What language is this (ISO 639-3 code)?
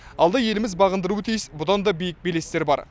kaz